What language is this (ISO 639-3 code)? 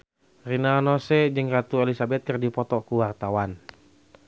sun